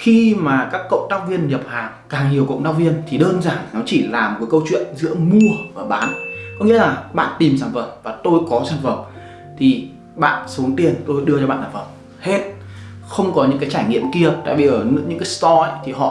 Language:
Vietnamese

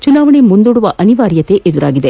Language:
Kannada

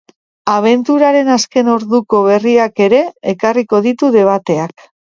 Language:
Basque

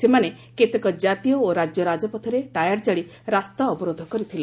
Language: Odia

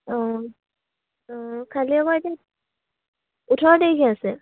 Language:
Assamese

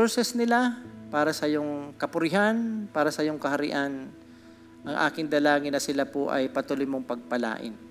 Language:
Filipino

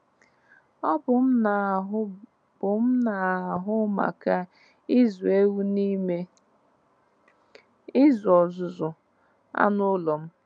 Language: Igbo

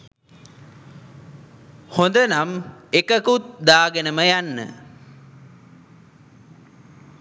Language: Sinhala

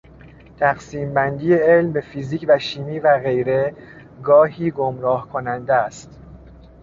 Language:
Persian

